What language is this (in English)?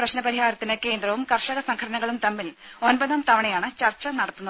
Malayalam